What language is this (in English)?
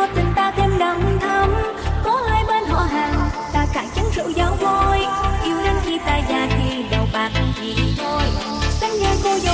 Vietnamese